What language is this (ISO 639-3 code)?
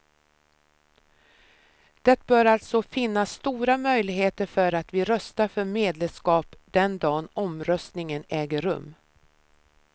swe